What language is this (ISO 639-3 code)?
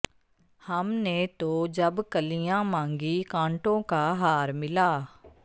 pan